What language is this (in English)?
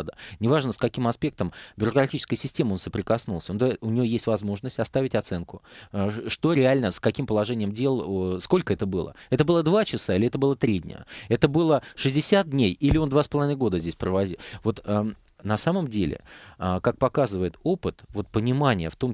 Russian